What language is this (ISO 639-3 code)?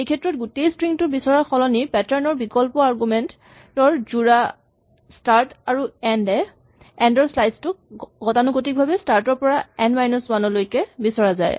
asm